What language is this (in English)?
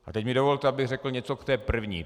Czech